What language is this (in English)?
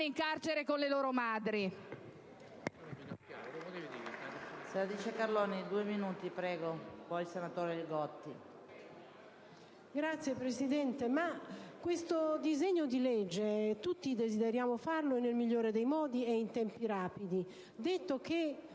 Italian